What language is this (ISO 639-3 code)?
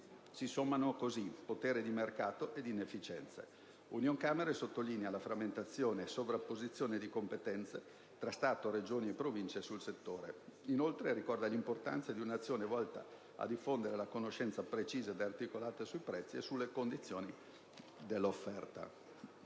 ita